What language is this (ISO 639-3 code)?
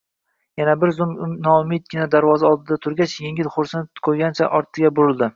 uzb